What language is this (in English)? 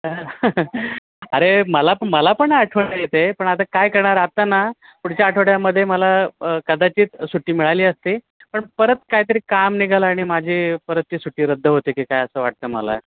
Marathi